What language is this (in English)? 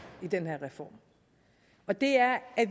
Danish